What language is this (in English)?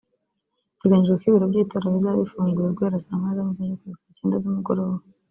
Kinyarwanda